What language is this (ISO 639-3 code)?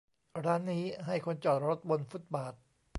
tha